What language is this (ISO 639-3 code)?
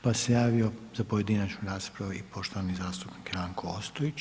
hrv